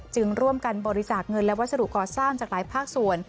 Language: Thai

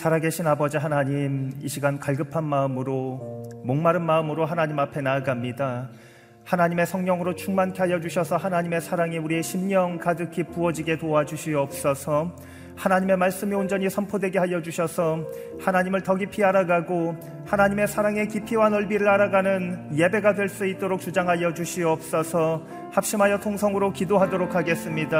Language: Korean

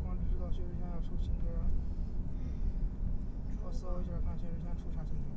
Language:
Chinese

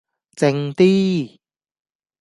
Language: Cantonese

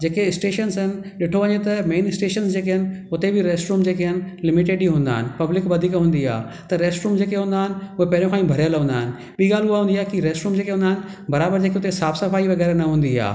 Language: Sindhi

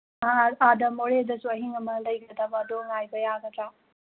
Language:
Manipuri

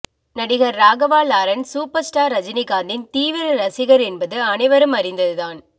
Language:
Tamil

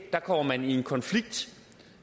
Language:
Danish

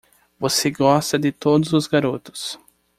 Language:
Portuguese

